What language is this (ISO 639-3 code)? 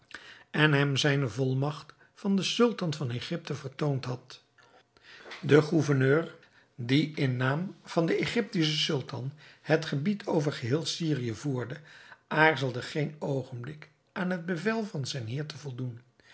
nld